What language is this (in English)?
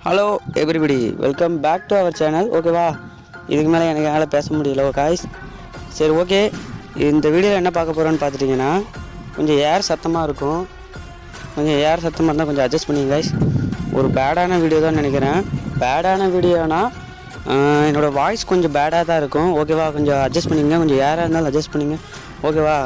Tamil